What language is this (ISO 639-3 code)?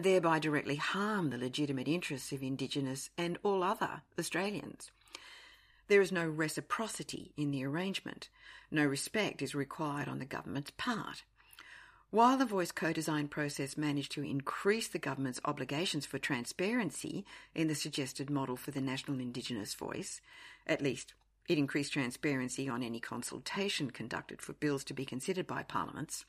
eng